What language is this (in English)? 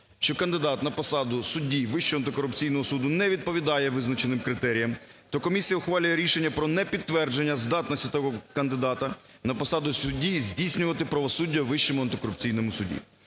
Ukrainian